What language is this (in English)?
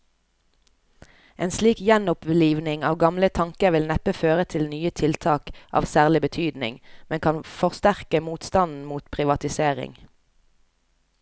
Norwegian